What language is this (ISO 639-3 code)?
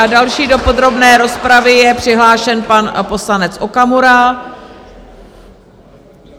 ces